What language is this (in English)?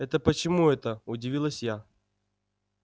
Russian